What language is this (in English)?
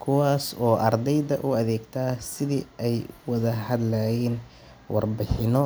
Somali